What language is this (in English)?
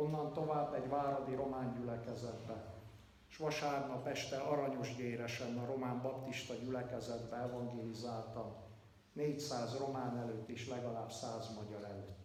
Hungarian